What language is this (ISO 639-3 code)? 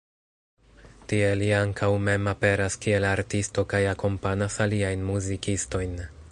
epo